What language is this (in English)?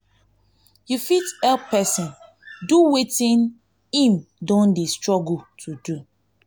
Nigerian Pidgin